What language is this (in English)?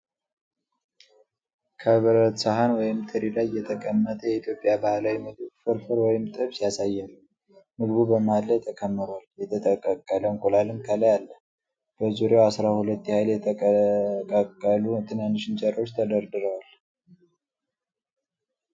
Amharic